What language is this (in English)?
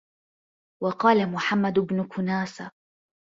Arabic